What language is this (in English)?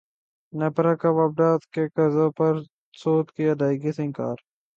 Urdu